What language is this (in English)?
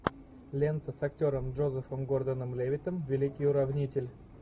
Russian